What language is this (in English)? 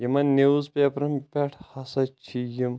Kashmiri